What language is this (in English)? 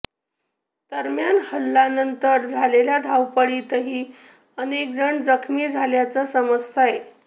Marathi